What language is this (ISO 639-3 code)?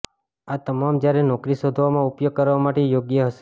guj